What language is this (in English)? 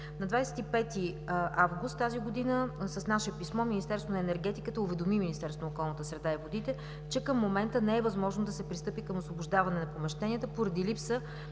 Bulgarian